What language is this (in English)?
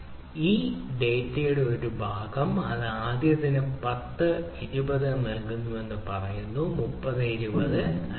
Malayalam